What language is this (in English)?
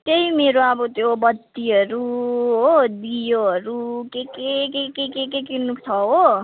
Nepali